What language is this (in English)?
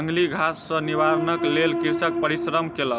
Maithili